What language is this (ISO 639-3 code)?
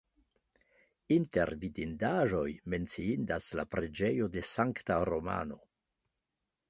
epo